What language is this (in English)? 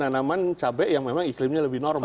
Indonesian